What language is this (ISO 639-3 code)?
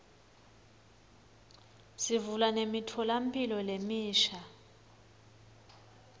ssw